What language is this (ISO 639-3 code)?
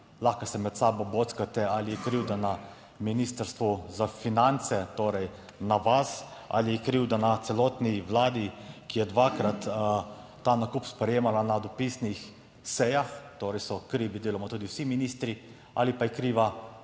slv